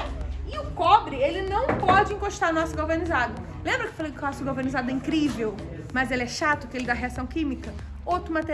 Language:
Portuguese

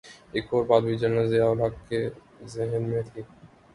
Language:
Urdu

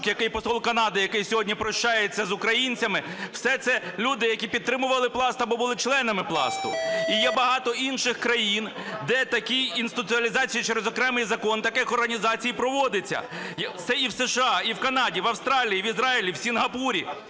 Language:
Ukrainian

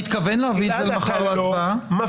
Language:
Hebrew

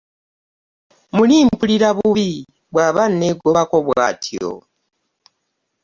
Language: Ganda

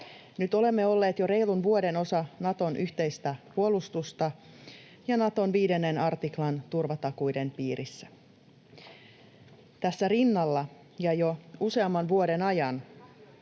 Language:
Finnish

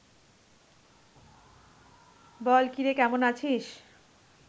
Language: Bangla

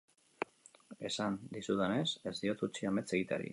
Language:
Basque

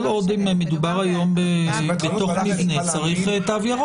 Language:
Hebrew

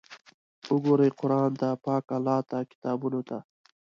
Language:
Pashto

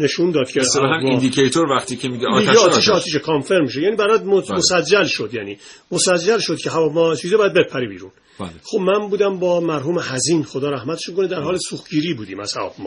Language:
Persian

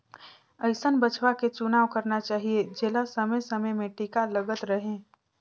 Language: Chhattisgarhi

